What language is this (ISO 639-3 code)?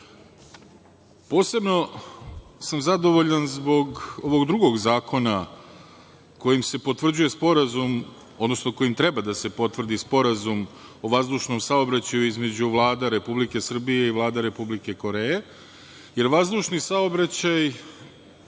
srp